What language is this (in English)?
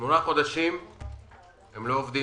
Hebrew